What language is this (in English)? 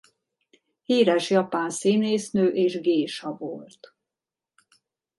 Hungarian